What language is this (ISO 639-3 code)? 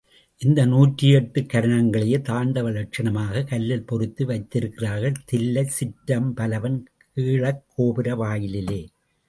tam